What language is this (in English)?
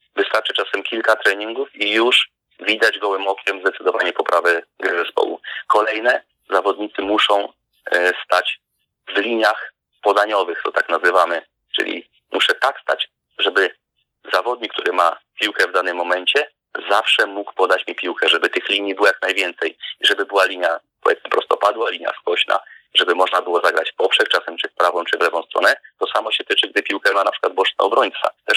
Polish